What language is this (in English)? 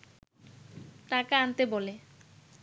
Bangla